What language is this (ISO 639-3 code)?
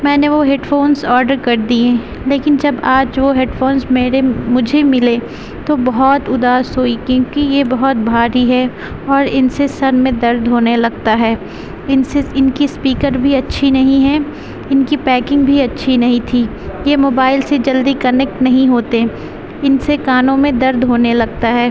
urd